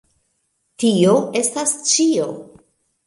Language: Esperanto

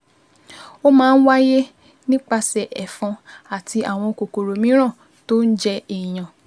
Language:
Yoruba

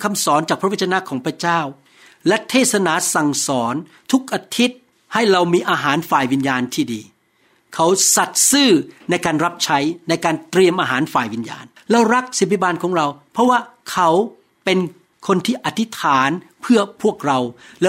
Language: Thai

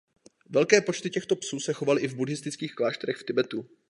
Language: Czech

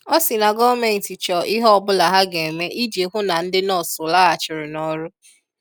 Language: Igbo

